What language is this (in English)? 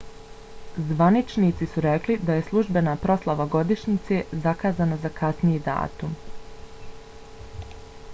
Bosnian